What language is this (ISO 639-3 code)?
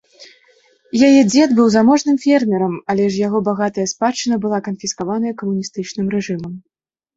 bel